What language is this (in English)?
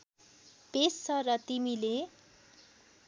Nepali